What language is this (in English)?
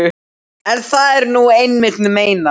Icelandic